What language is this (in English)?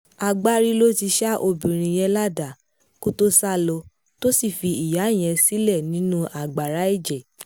Yoruba